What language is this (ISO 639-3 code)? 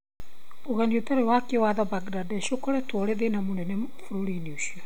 kik